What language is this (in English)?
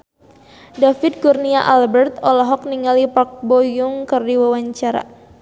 Sundanese